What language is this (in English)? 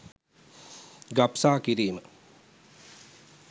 Sinhala